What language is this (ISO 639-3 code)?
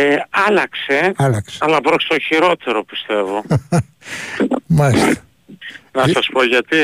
ell